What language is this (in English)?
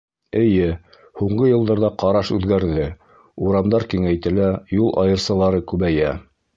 Bashkir